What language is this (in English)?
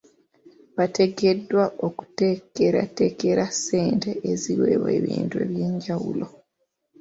Ganda